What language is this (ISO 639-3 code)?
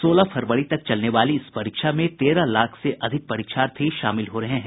hin